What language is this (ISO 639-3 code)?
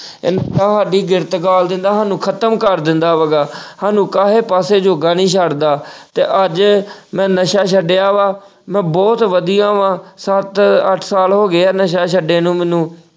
pan